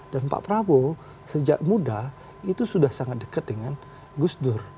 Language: Indonesian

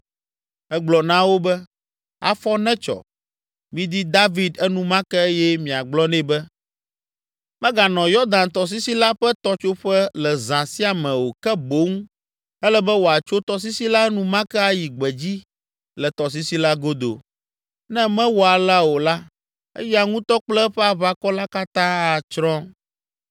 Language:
Ewe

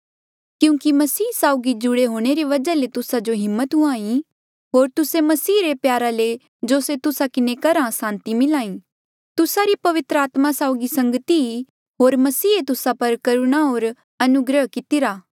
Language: Mandeali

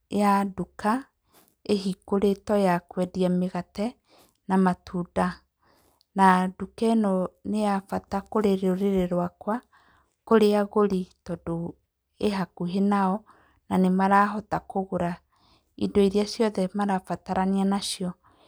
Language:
Kikuyu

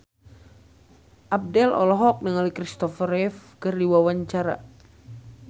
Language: Sundanese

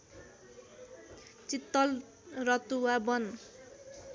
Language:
Nepali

